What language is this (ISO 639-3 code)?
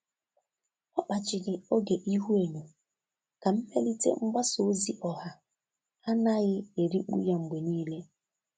ibo